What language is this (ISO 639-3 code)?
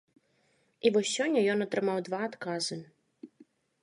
bel